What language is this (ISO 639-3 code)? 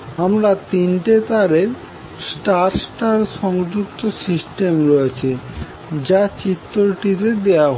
ben